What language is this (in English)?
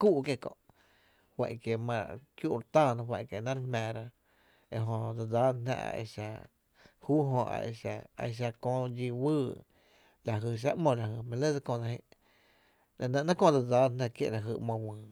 Tepinapa Chinantec